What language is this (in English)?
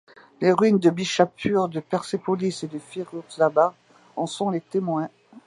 French